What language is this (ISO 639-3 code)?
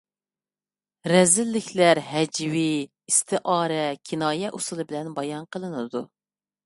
uig